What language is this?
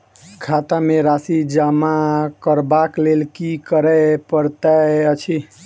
Maithili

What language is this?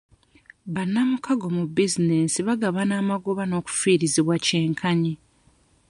Ganda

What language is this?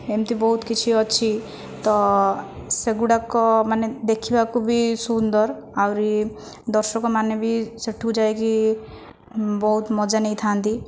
Odia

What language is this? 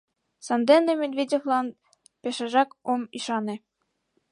Mari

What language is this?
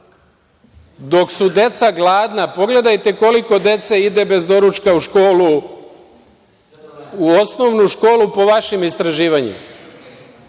Serbian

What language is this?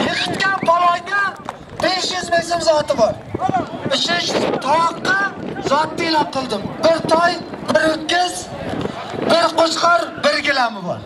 Turkish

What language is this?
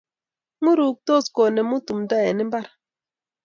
Kalenjin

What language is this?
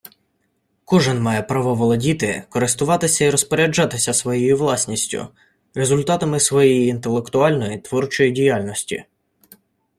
Ukrainian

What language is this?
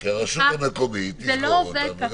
Hebrew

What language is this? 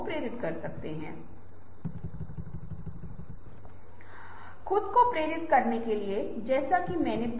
Hindi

